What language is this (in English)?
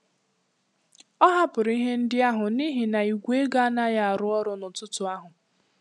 Igbo